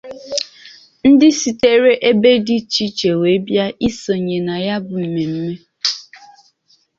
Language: Igbo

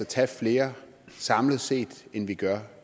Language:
Danish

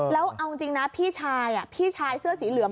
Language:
Thai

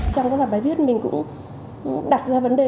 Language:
Vietnamese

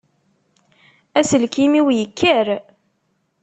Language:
Kabyle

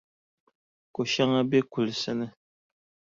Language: Dagbani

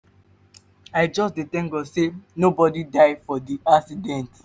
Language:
Nigerian Pidgin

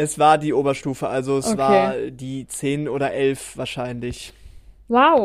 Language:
German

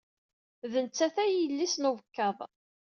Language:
Kabyle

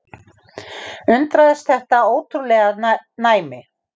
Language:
Icelandic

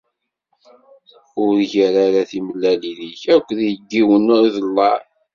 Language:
Kabyle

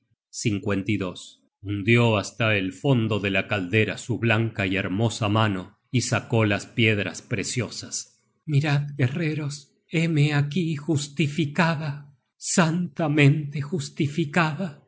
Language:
Spanish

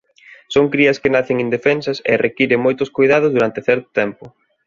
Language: Galician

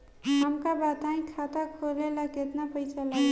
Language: Bhojpuri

